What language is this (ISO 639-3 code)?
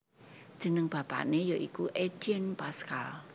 jav